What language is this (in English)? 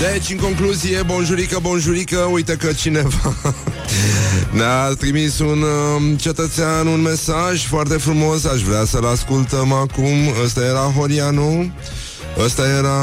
Romanian